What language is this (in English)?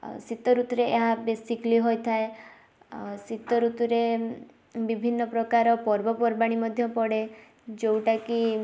Odia